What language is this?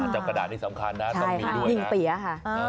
Thai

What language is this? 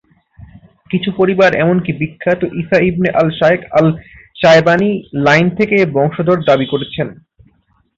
Bangla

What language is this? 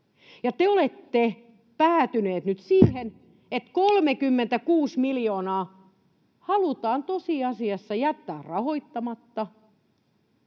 Finnish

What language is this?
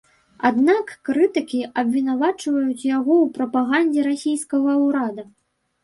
Belarusian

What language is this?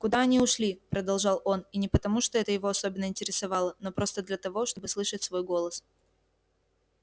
Russian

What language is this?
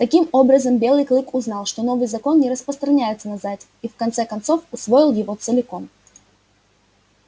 Russian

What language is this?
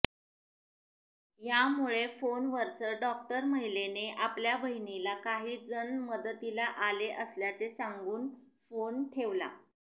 Marathi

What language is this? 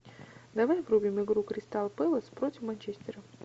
Russian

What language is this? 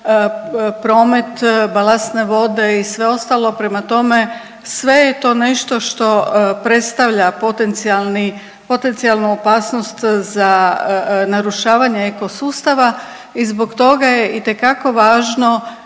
Croatian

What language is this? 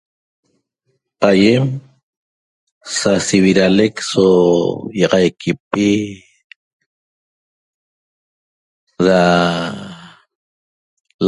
Toba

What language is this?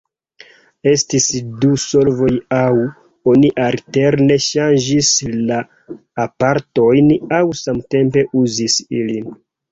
Esperanto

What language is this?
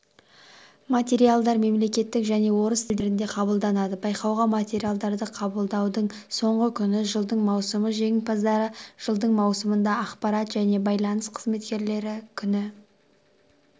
Kazakh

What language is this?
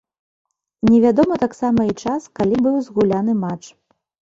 Belarusian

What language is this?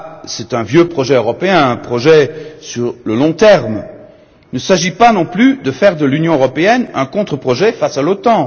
French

